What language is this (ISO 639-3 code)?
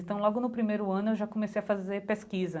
por